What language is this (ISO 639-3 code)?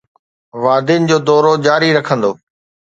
snd